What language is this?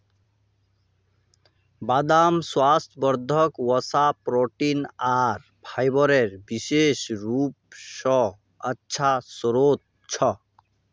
Magahi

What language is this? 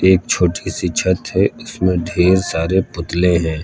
Hindi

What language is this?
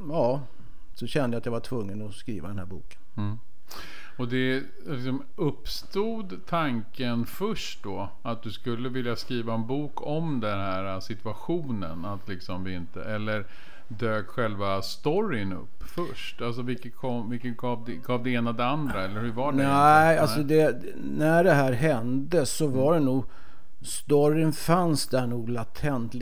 Swedish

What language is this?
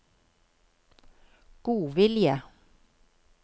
Norwegian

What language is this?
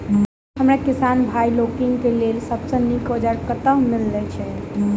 Maithili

